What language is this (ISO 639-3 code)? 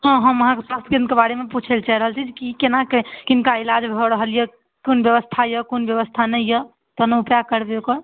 mai